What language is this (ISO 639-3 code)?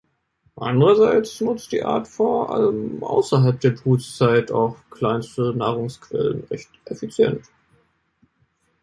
deu